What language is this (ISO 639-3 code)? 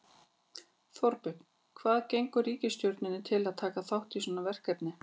isl